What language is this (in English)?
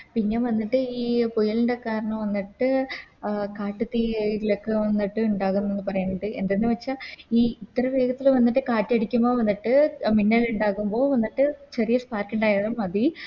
Malayalam